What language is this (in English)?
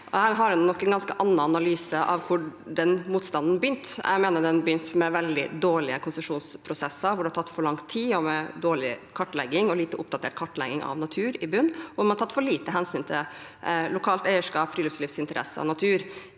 Norwegian